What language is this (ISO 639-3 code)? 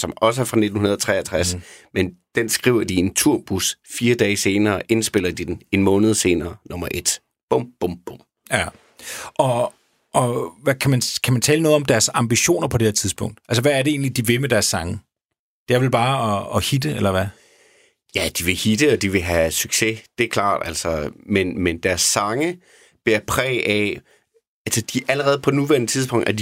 dan